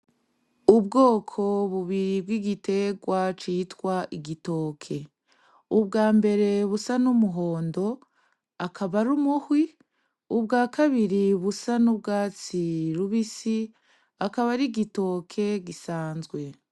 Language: Rundi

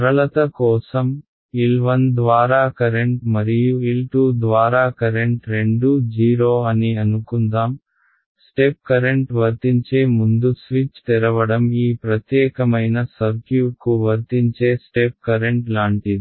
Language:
Telugu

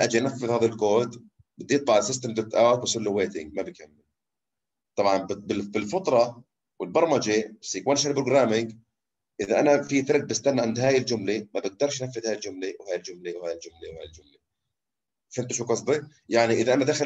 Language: Arabic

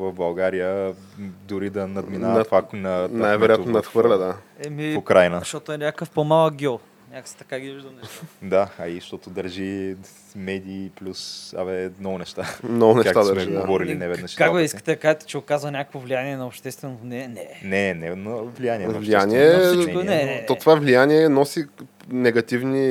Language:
Bulgarian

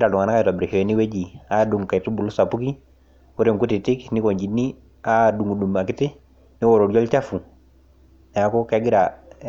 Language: Masai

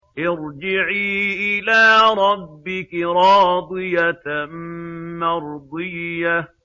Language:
Arabic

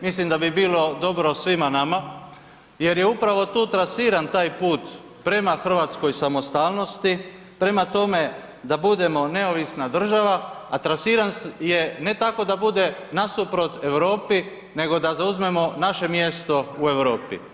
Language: Croatian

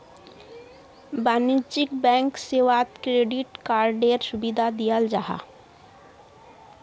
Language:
Magahi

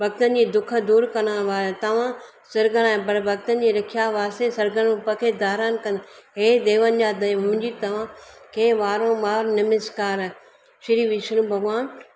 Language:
Sindhi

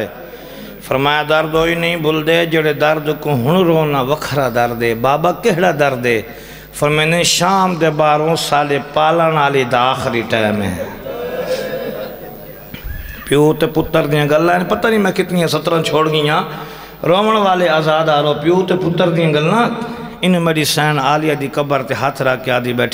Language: Arabic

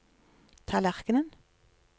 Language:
Norwegian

